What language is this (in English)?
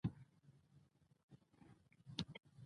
Pashto